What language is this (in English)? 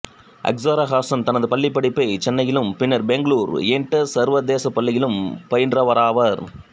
Tamil